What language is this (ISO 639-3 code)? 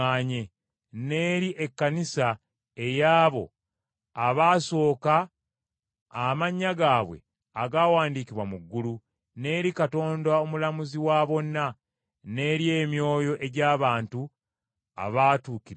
lug